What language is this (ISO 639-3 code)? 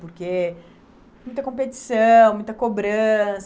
por